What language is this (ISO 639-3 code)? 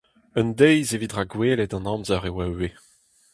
bre